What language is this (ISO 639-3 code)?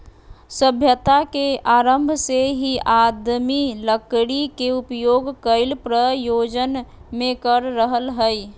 mag